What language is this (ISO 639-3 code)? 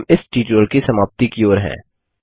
hin